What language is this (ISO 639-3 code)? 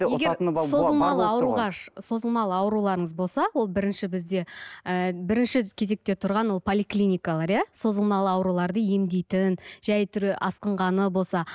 kaz